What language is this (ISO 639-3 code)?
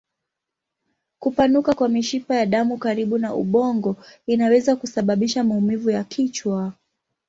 swa